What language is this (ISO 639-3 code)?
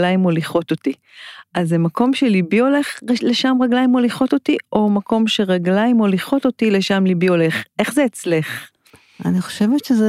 heb